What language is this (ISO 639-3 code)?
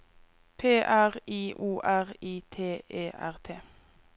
nor